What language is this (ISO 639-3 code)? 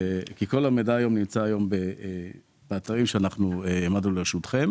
heb